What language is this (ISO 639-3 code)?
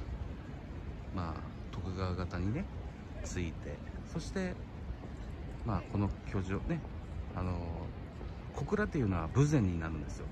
jpn